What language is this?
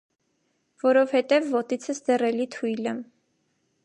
Armenian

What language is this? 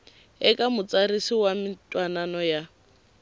Tsonga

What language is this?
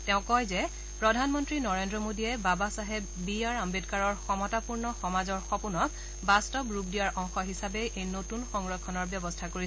Assamese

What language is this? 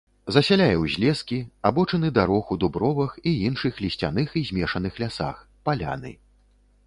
Belarusian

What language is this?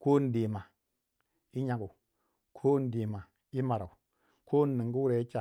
Waja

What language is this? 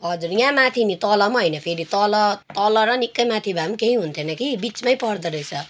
Nepali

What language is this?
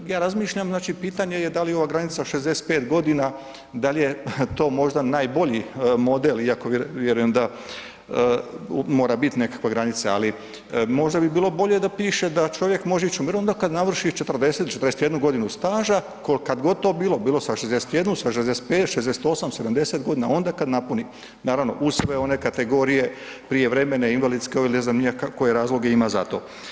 Croatian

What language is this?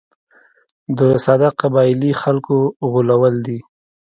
Pashto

